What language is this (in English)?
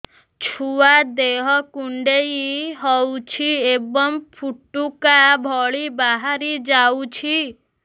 Odia